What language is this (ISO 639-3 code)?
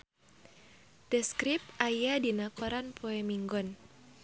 sun